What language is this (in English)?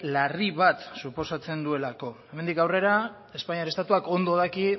Basque